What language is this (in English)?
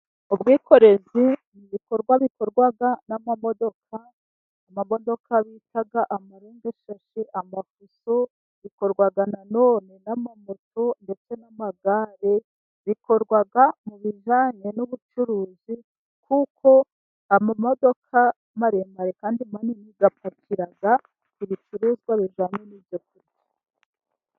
Kinyarwanda